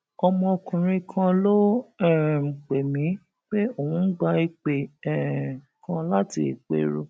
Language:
Yoruba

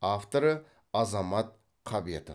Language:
Kazakh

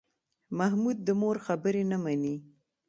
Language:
Pashto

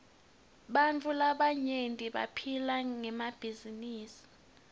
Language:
Swati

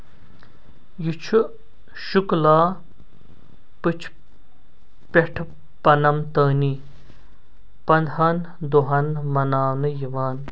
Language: Kashmiri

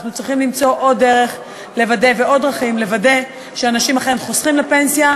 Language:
Hebrew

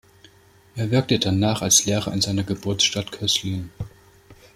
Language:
German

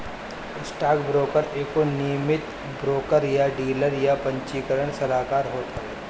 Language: Bhojpuri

